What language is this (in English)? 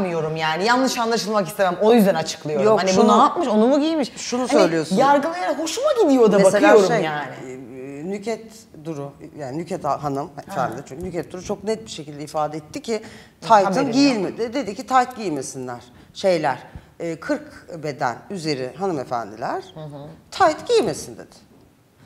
Turkish